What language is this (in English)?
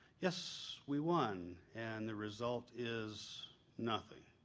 English